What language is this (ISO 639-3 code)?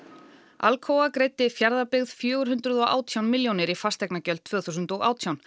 isl